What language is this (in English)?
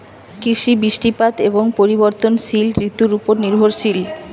Bangla